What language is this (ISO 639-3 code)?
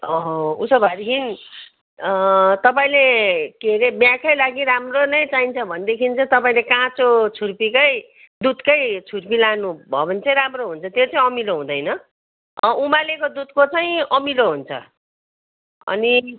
nep